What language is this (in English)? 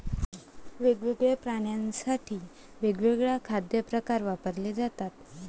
Marathi